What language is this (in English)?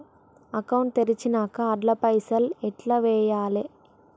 Telugu